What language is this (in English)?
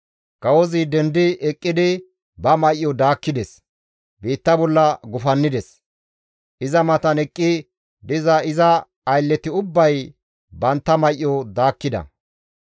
Gamo